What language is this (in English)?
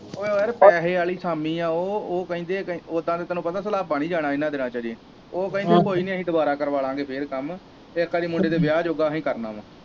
Punjabi